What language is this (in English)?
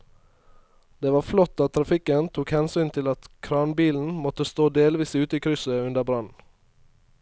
Norwegian